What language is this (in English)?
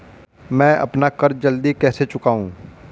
Hindi